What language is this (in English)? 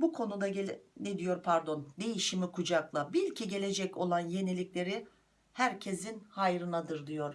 Turkish